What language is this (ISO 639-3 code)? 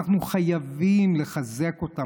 heb